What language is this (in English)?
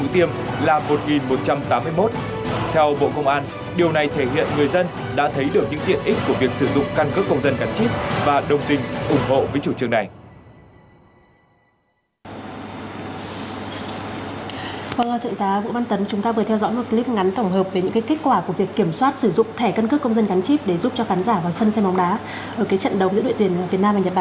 Vietnamese